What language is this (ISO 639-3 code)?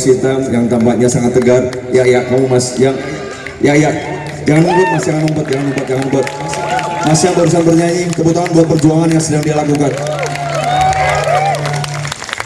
ind